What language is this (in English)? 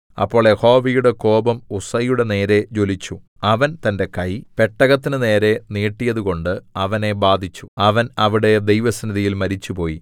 Malayalam